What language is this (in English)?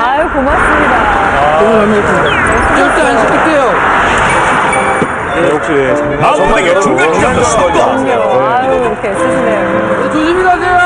Korean